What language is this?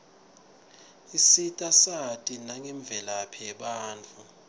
Swati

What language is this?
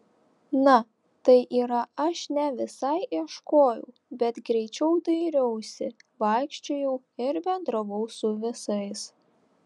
Lithuanian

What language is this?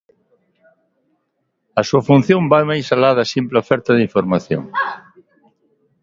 Galician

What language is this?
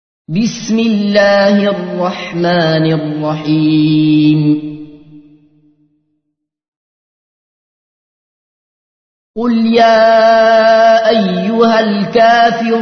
Arabic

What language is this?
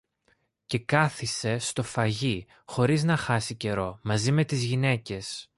Greek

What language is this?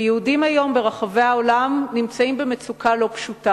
Hebrew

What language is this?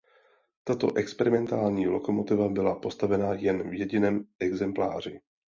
Czech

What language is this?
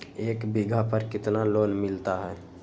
Magahi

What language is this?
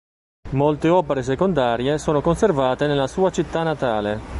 Italian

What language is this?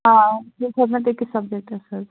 Kashmiri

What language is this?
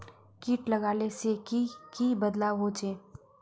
Magahi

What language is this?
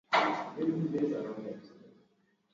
Swahili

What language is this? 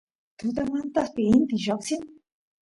Santiago del Estero Quichua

